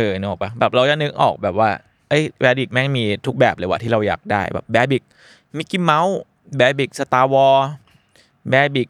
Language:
Thai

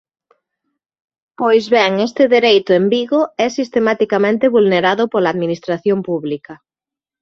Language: Galician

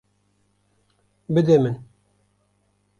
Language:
Kurdish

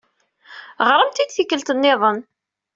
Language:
Kabyle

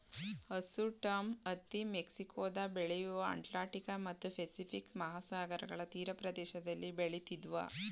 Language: Kannada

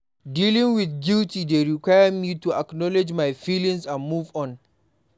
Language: Nigerian Pidgin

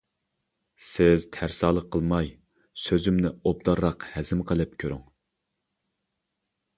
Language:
Uyghur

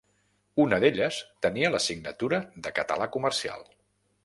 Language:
Catalan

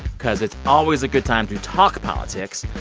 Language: English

